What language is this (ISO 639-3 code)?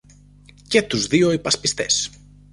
ell